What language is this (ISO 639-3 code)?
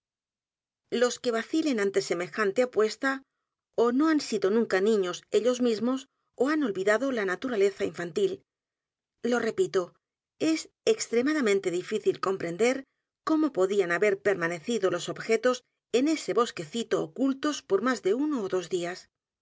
spa